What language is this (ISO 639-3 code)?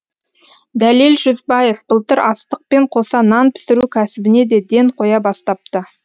kaz